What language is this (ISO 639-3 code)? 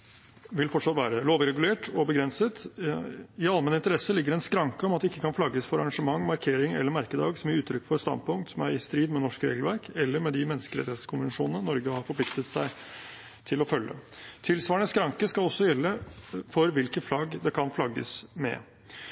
nob